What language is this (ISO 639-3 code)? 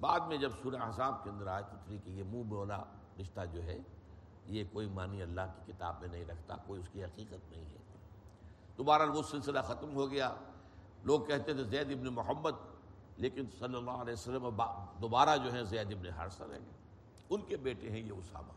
urd